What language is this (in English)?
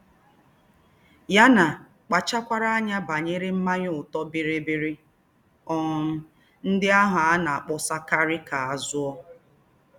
Igbo